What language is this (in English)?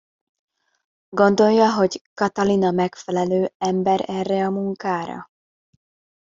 Hungarian